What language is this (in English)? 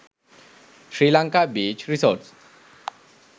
Sinhala